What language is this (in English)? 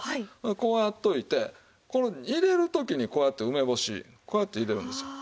Japanese